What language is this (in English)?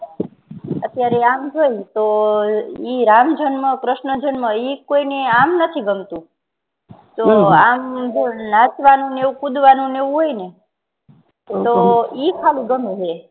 Gujarati